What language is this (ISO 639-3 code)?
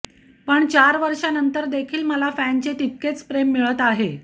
mar